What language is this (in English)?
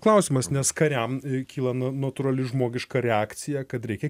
Lithuanian